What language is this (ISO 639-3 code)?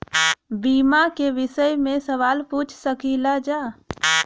bho